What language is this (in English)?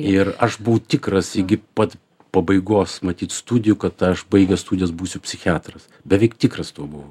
Lithuanian